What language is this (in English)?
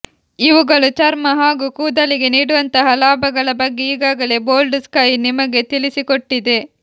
Kannada